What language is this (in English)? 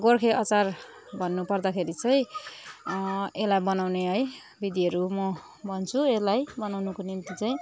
Nepali